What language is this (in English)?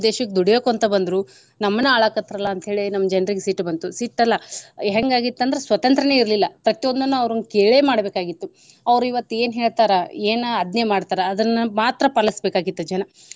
Kannada